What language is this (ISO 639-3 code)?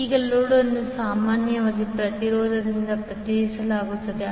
kan